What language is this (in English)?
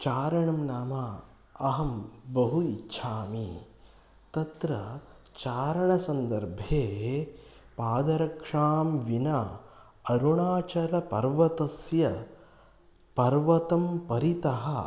Sanskrit